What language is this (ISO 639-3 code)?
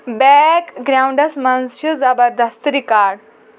kas